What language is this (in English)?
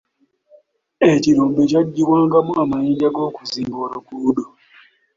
Ganda